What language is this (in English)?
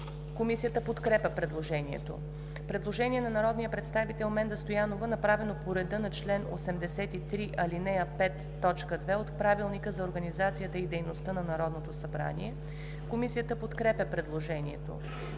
Bulgarian